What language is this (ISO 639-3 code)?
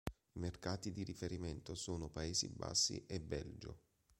ita